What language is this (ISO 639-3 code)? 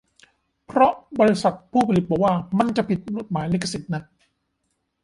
tha